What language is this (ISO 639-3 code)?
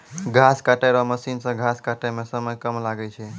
mai